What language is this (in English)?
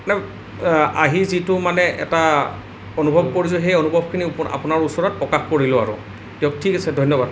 Assamese